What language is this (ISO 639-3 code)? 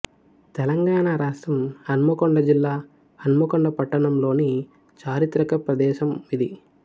tel